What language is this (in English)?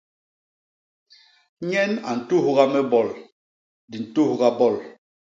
Basaa